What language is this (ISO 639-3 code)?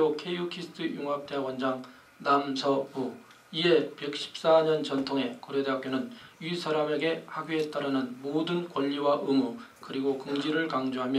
kor